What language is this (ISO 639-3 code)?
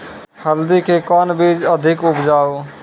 mai